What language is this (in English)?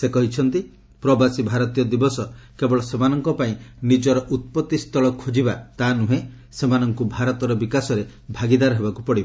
Odia